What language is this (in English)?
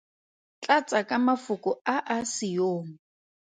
Tswana